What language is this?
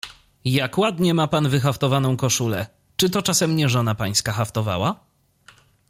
Polish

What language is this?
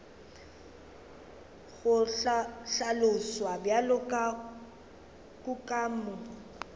Northern Sotho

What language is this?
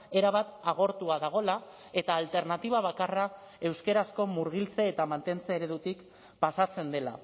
Basque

